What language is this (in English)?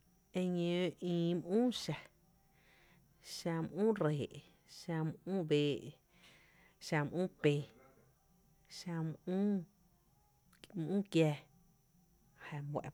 Tepinapa Chinantec